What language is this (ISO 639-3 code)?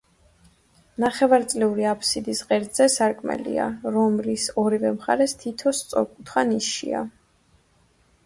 kat